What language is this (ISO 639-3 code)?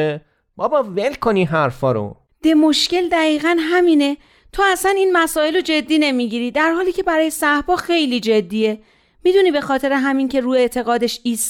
fas